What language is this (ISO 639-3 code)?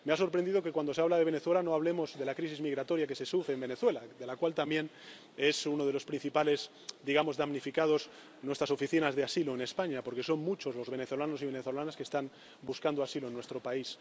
spa